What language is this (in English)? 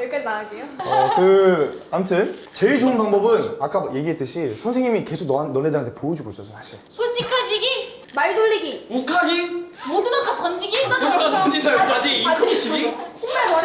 Korean